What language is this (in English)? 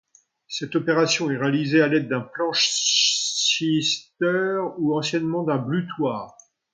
French